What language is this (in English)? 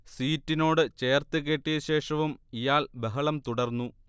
Malayalam